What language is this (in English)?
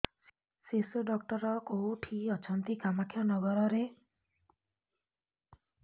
Odia